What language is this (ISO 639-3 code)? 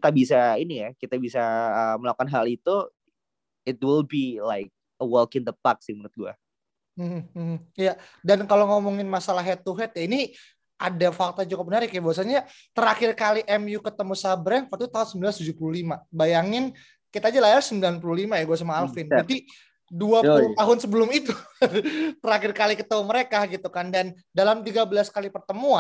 ind